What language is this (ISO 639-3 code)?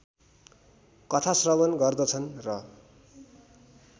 nep